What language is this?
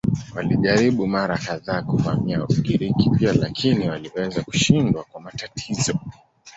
Swahili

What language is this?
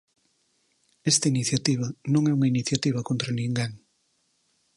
Galician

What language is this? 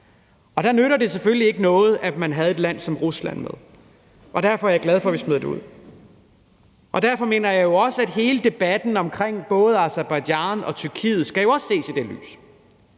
Danish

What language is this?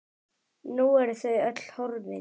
Icelandic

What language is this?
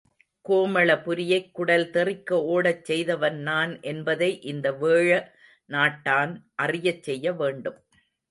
Tamil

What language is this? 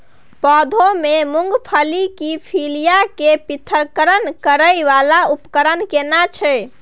Maithili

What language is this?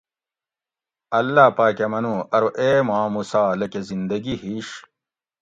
Gawri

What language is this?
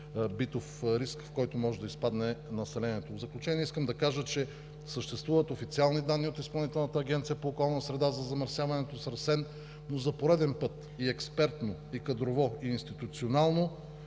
Bulgarian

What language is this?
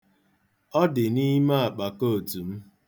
Igbo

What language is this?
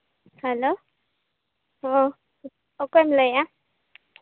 Santali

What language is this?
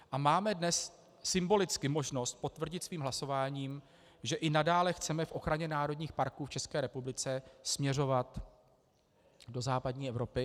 Czech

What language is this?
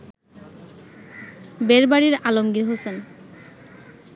Bangla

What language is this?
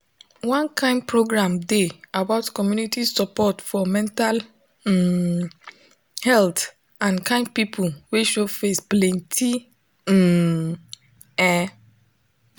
Nigerian Pidgin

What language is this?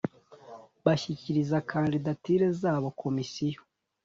Kinyarwanda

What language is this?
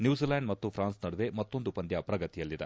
Kannada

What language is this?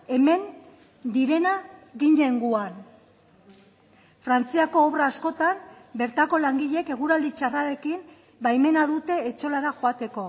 Basque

